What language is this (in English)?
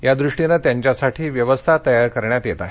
Marathi